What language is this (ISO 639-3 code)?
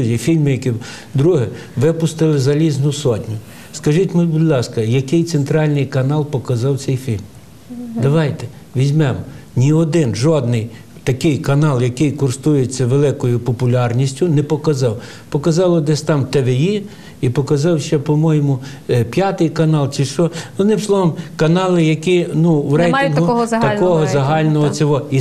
ukr